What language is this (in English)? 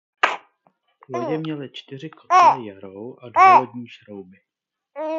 Czech